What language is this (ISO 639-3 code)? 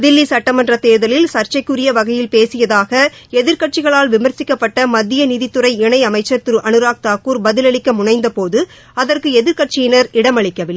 tam